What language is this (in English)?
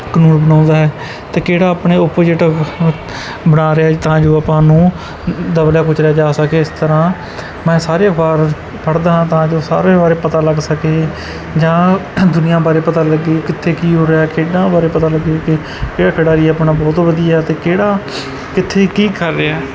Punjabi